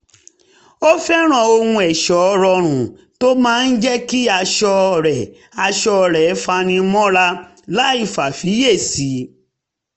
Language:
Yoruba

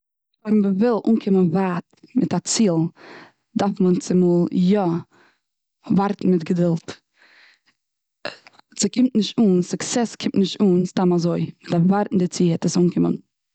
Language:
Yiddish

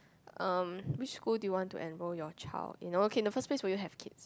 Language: English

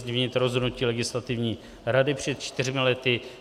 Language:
Czech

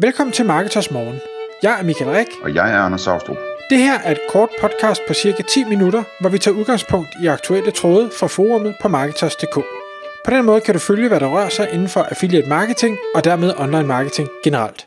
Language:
Danish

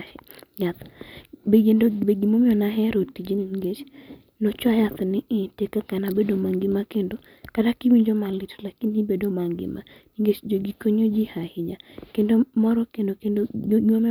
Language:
Luo (Kenya and Tanzania)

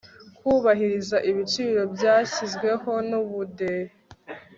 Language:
Kinyarwanda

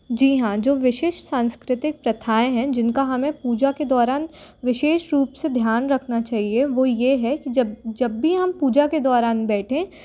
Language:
Hindi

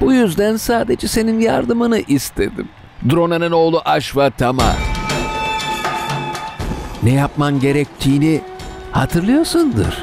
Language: Turkish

